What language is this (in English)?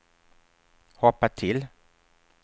Swedish